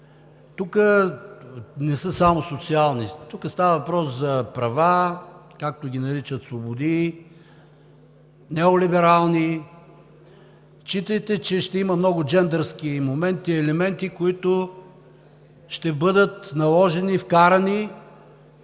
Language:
Bulgarian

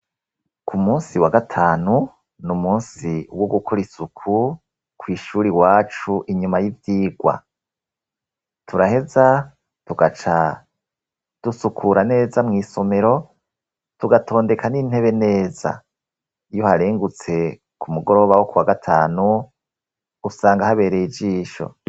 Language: Rundi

